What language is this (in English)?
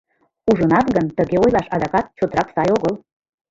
Mari